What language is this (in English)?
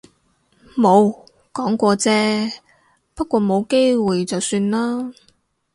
Cantonese